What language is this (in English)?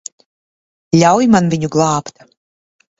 Latvian